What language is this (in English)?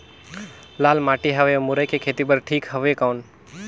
Chhattisgarhi